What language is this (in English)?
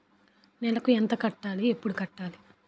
Telugu